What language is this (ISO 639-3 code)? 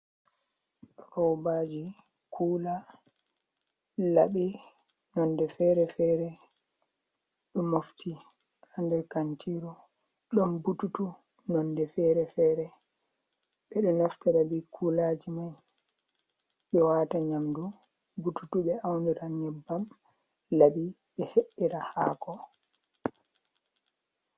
ful